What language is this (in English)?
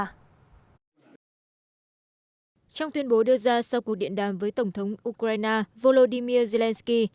Vietnamese